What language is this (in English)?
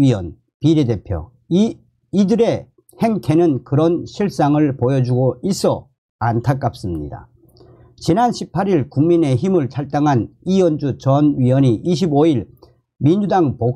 Korean